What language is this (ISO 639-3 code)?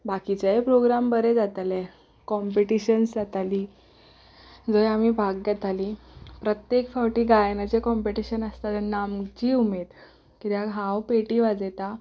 kok